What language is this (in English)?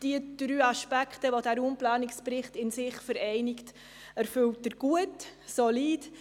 Swiss German